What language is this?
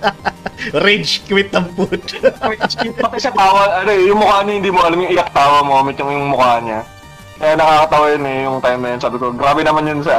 Filipino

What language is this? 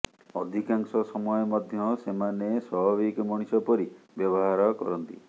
Odia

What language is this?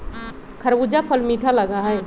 Magahi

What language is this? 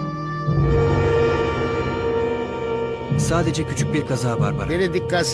Turkish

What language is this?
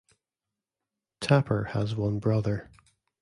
English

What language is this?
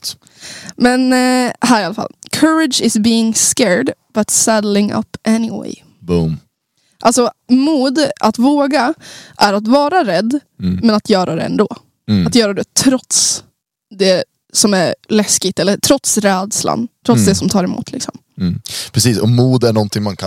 Swedish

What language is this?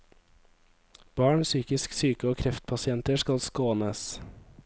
Norwegian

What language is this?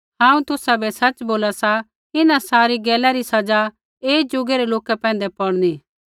Kullu Pahari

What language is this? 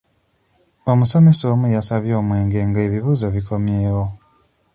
Ganda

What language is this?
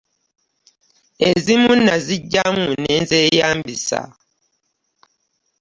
Ganda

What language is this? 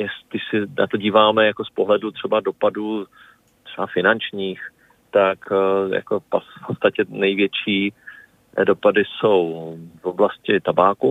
Czech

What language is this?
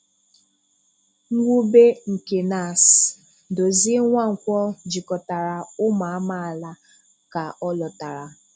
Igbo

